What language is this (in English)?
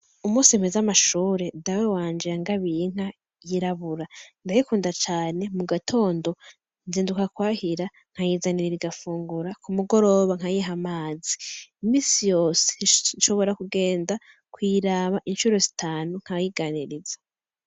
Rundi